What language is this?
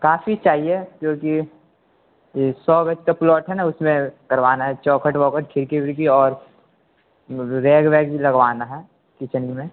Urdu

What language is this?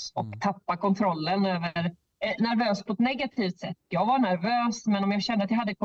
Swedish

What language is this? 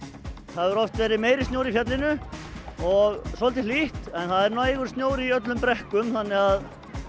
Icelandic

